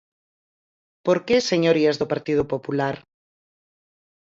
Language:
Galician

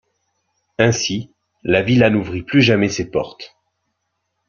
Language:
French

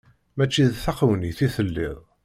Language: Kabyle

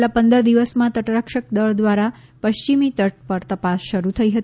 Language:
Gujarati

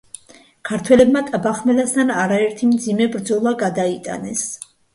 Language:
Georgian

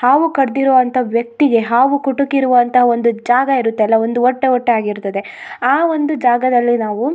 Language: Kannada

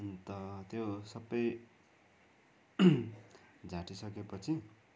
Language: Nepali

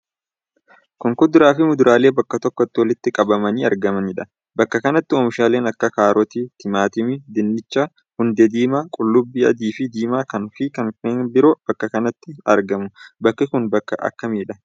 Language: Oromo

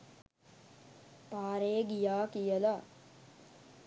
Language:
Sinhala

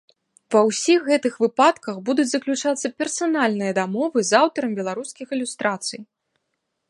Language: Belarusian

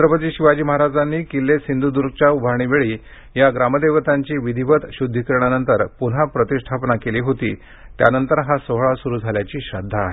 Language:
Marathi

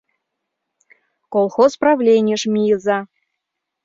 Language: Mari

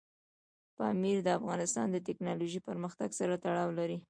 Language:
Pashto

